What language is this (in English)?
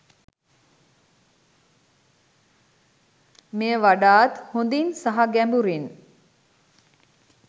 Sinhala